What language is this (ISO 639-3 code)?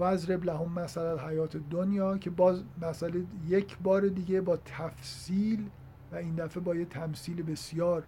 fas